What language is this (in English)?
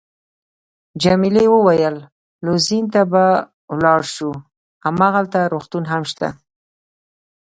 Pashto